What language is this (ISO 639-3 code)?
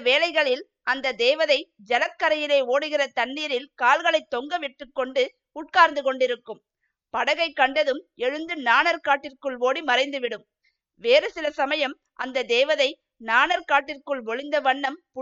tam